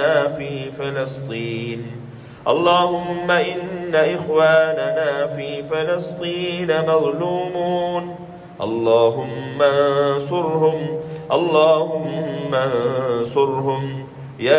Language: Arabic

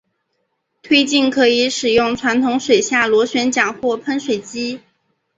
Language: Chinese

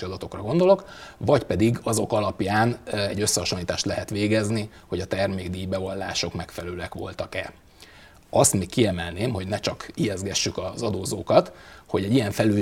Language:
Hungarian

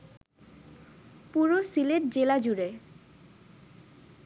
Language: Bangla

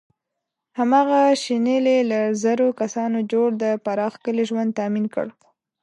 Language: Pashto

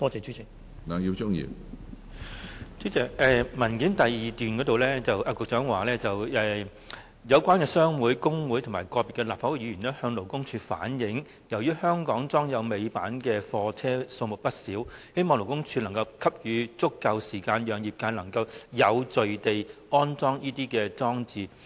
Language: Cantonese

